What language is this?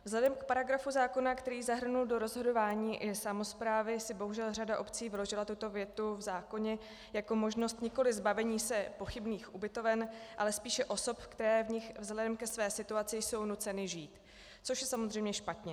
Czech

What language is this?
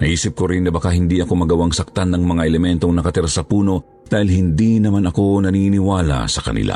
Filipino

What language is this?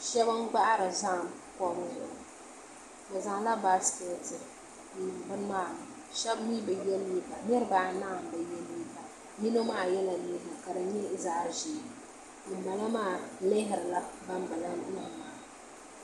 Dagbani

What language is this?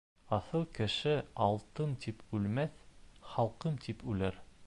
Bashkir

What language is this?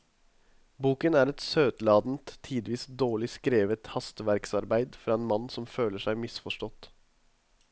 Norwegian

